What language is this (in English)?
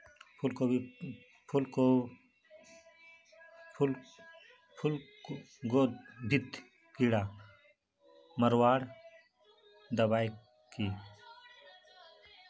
Magahi